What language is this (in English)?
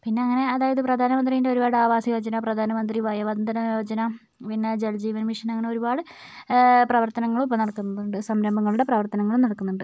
Malayalam